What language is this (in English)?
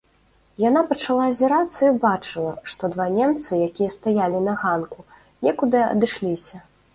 Belarusian